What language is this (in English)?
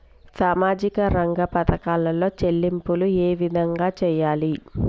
Telugu